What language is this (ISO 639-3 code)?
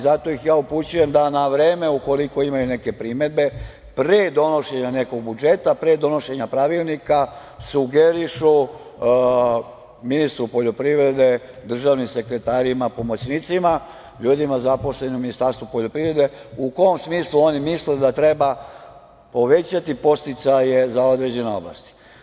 srp